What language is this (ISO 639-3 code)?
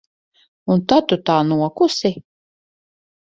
lav